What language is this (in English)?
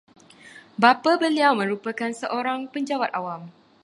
Malay